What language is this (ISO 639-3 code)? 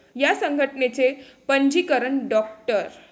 mar